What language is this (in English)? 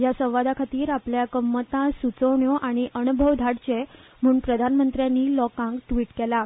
Konkani